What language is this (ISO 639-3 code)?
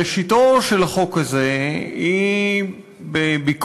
heb